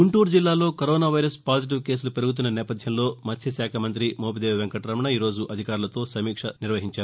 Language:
Telugu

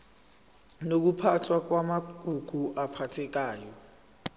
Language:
Zulu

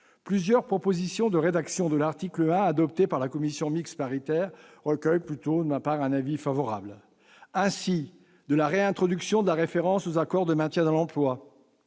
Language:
French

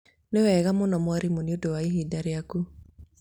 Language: Kikuyu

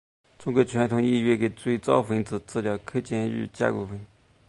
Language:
Chinese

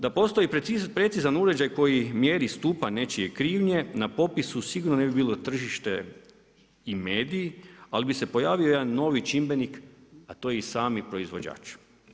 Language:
Croatian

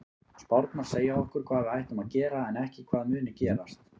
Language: Icelandic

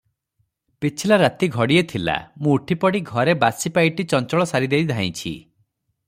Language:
Odia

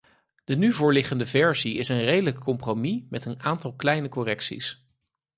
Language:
Dutch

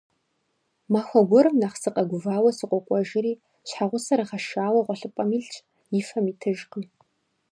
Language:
Kabardian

